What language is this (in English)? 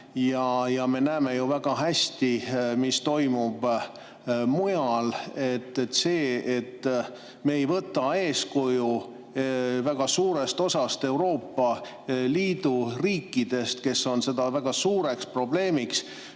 Estonian